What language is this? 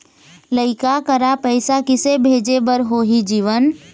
Chhattisgarhi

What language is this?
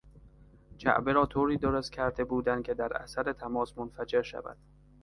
Persian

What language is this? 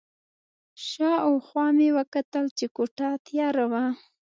Pashto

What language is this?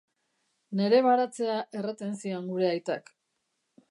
Basque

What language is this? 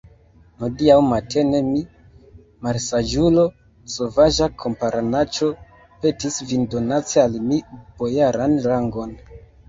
Esperanto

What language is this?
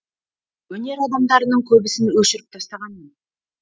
Kazakh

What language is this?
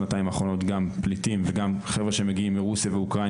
Hebrew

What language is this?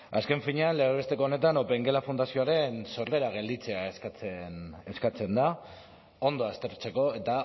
Basque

